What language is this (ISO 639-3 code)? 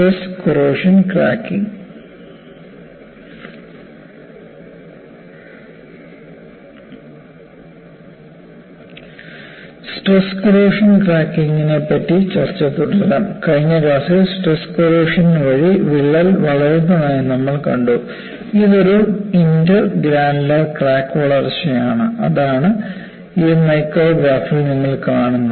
mal